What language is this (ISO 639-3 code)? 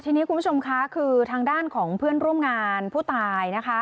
tha